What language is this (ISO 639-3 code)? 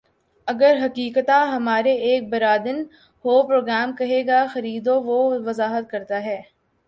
urd